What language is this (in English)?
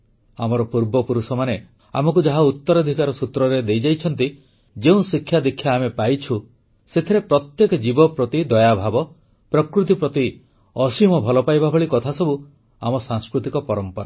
Odia